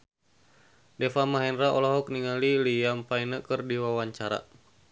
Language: Sundanese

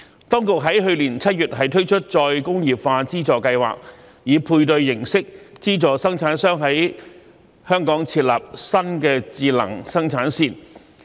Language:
Cantonese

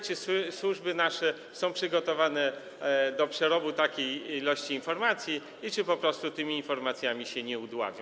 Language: Polish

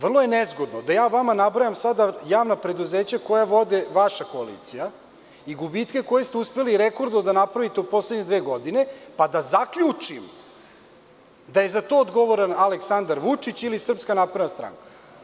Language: Serbian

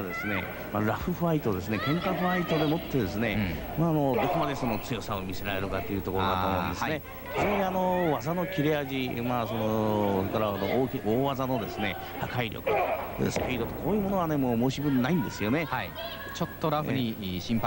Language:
Japanese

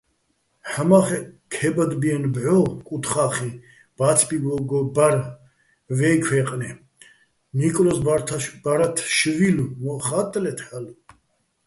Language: Bats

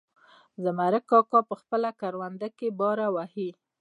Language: Pashto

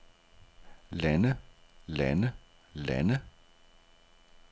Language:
Danish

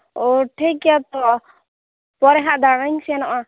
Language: Santali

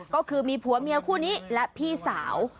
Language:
Thai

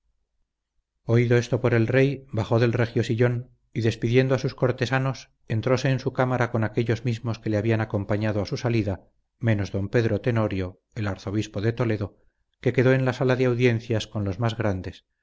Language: Spanish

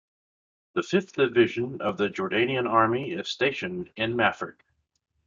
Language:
English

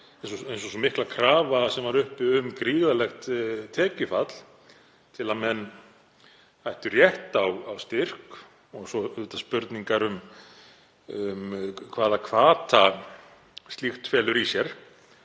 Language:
Icelandic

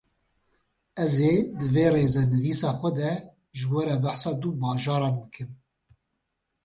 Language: Kurdish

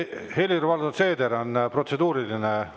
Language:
Estonian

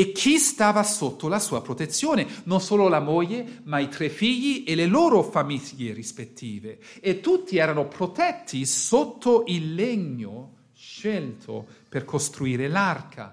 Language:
Italian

